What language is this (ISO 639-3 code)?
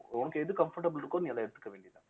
tam